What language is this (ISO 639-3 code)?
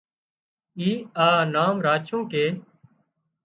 kxp